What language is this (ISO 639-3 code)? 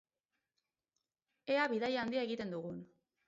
eus